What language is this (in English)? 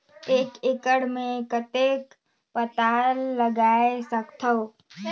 Chhattisgarhi